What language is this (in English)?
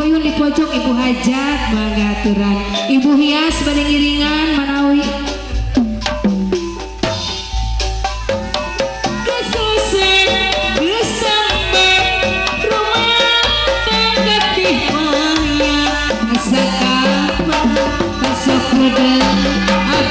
Indonesian